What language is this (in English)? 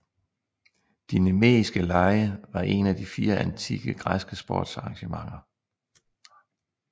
Danish